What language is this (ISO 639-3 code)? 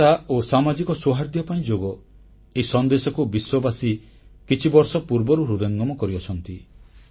ori